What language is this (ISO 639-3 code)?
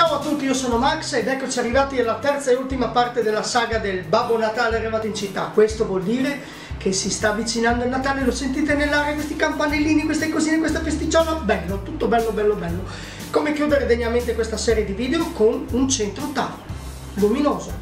ita